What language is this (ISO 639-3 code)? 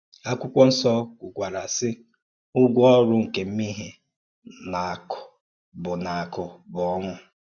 ibo